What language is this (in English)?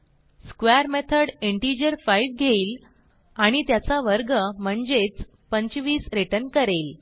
Marathi